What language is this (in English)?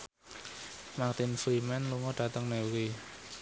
Javanese